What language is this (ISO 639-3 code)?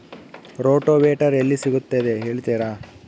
kan